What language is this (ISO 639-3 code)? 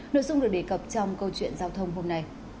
vie